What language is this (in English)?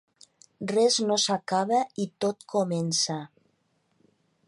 Catalan